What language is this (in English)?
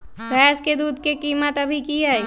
Magahi